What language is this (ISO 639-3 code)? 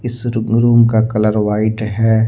hin